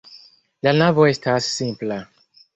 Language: Esperanto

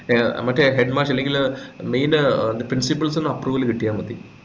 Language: Malayalam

